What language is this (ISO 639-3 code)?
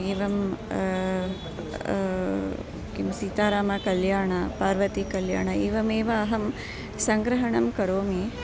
san